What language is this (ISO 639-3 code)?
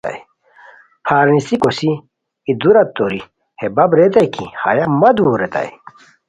khw